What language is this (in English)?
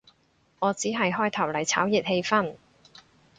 Cantonese